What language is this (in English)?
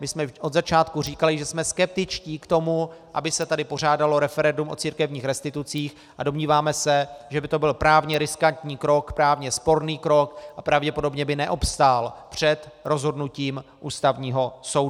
Czech